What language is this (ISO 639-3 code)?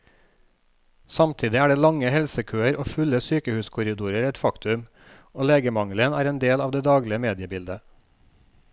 nor